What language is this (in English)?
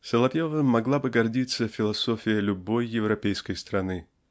Russian